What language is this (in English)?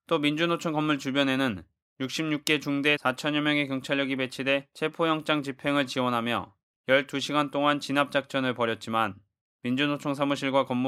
Korean